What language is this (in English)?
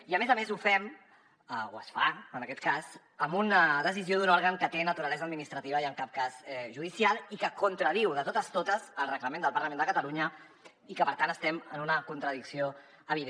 Catalan